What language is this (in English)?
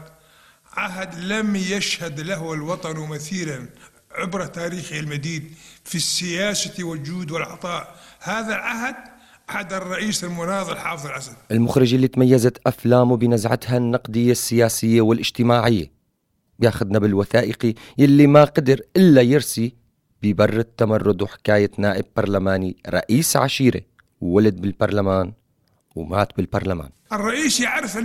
Arabic